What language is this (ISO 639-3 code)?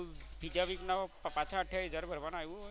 guj